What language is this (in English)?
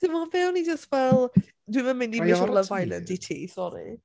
Welsh